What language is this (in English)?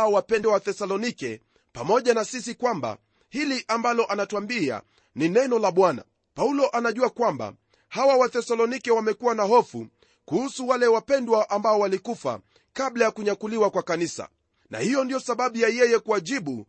Swahili